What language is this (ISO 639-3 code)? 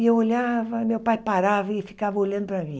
por